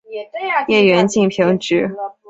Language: Chinese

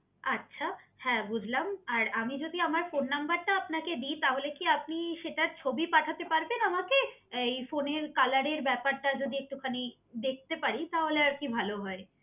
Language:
Bangla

